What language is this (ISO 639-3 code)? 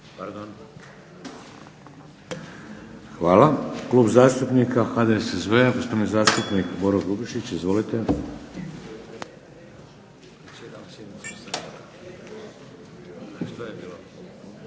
hrv